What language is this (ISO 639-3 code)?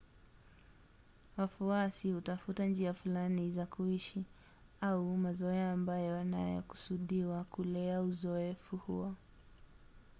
swa